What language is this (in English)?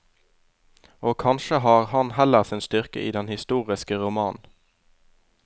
Norwegian